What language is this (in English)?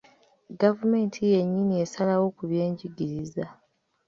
Ganda